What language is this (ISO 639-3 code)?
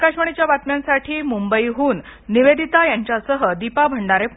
mar